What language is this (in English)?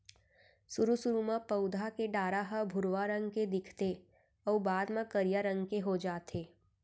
Chhattisgarhi